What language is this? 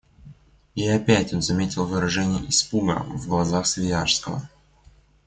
Russian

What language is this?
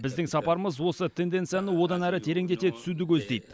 Kazakh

